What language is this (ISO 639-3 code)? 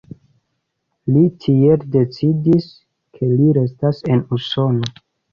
epo